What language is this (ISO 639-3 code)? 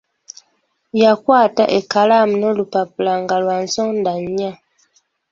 lug